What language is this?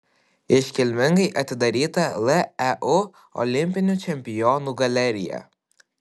Lithuanian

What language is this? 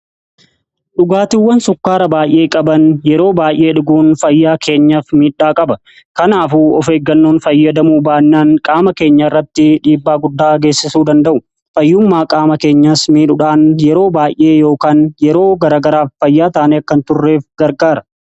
Oromo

